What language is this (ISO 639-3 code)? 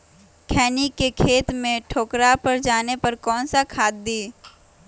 mag